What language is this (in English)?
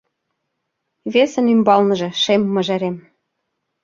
Mari